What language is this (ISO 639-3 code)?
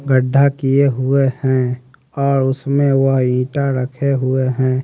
hin